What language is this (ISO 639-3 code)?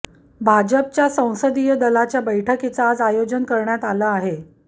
mar